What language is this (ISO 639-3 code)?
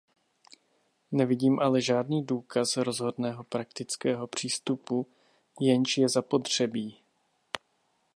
ces